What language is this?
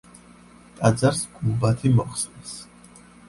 Georgian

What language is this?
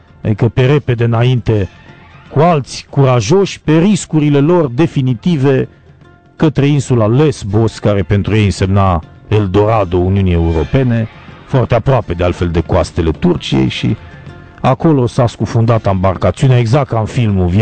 Romanian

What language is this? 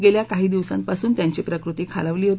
Marathi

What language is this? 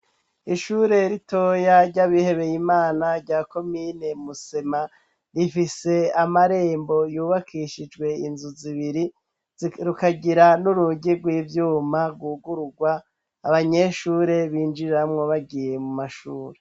Rundi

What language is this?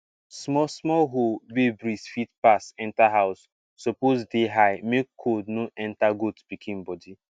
Nigerian Pidgin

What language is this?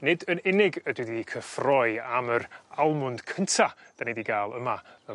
Welsh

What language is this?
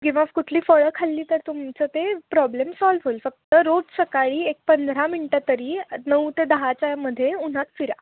Marathi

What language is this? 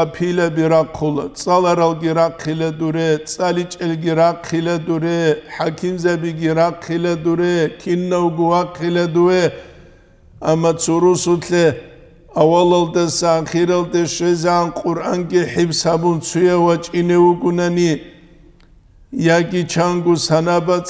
Arabic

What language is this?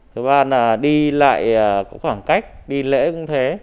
Vietnamese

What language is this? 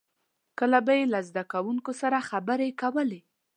Pashto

